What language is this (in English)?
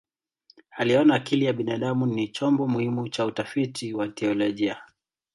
Swahili